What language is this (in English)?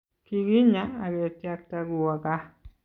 Kalenjin